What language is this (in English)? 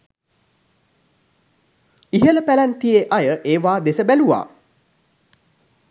Sinhala